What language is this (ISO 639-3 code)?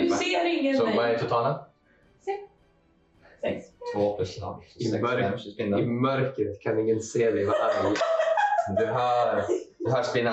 swe